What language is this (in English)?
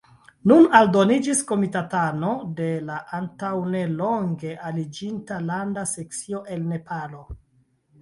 Esperanto